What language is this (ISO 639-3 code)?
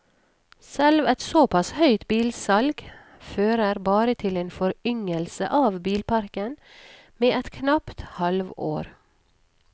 nor